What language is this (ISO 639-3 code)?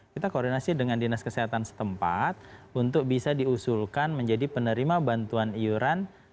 ind